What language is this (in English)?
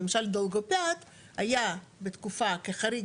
Hebrew